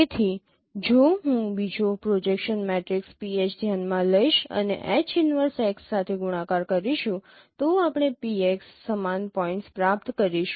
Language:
Gujarati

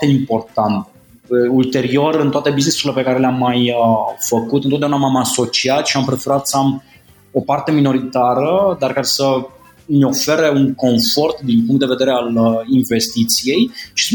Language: Romanian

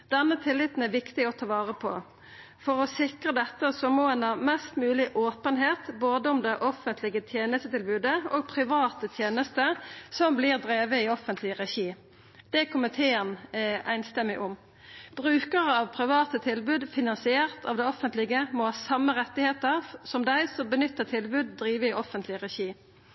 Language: Norwegian Nynorsk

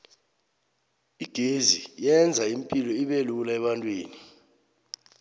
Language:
South Ndebele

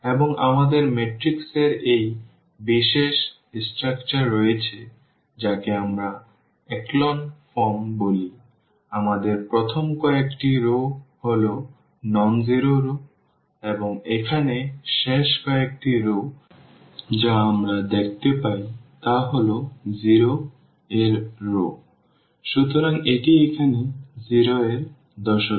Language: Bangla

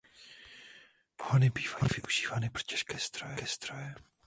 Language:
Czech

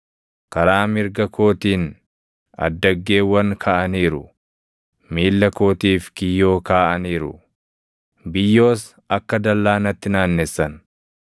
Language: Oromo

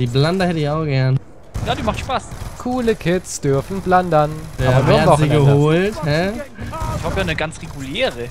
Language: German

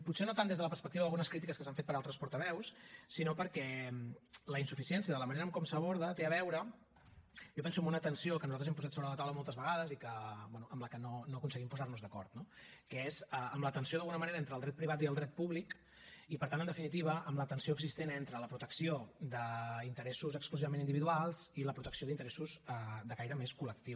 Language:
Catalan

